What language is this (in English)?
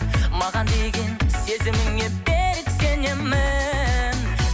Kazakh